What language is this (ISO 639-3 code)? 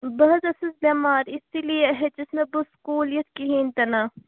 kas